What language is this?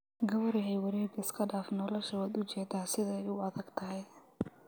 Somali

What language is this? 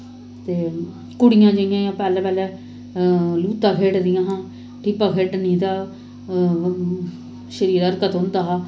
Dogri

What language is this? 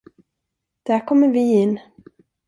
Swedish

